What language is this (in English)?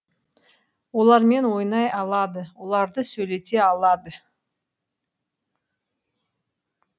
Kazakh